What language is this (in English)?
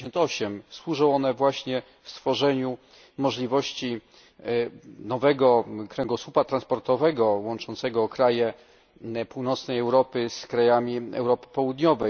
Polish